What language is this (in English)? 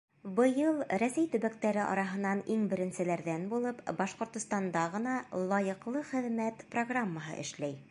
Bashkir